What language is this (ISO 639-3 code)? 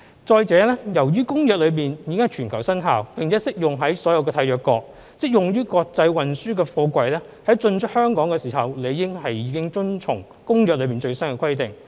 yue